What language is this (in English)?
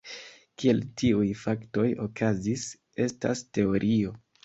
Esperanto